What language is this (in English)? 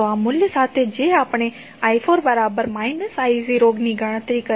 Gujarati